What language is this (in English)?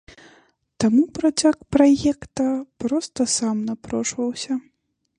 Belarusian